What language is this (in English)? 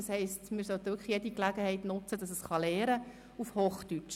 Swiss German